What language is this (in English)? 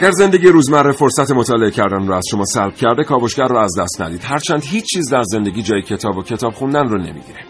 Persian